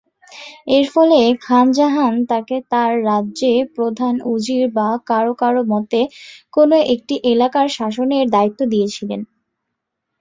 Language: Bangla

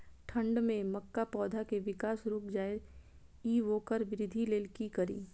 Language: Maithili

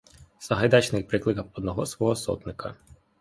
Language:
Ukrainian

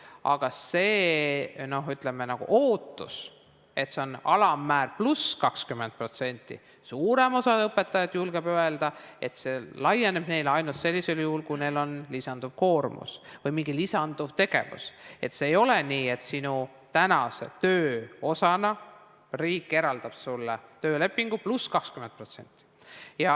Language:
Estonian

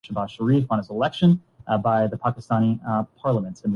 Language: Urdu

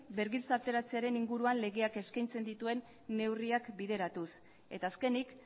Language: Basque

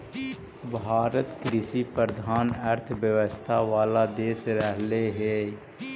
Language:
Magahi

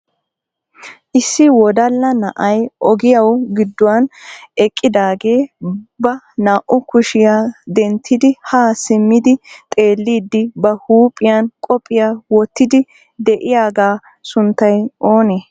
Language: Wolaytta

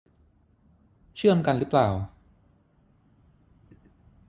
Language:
Thai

